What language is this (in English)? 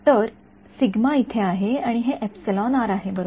Marathi